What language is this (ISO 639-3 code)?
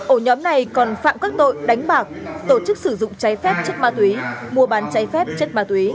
vie